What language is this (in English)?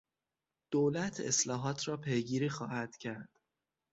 Persian